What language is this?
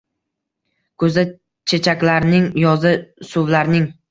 Uzbek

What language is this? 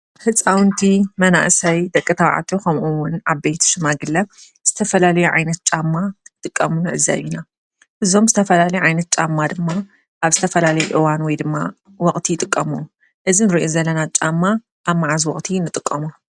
Tigrinya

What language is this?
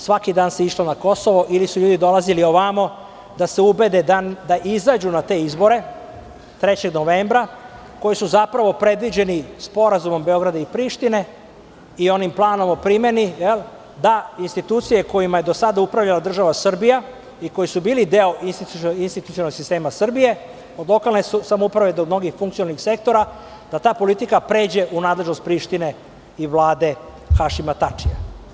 Serbian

